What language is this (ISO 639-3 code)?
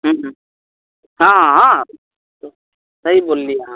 mai